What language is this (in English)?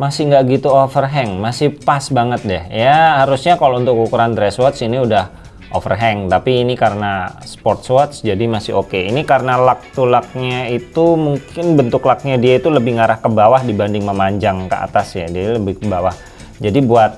Indonesian